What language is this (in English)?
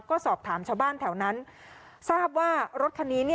Thai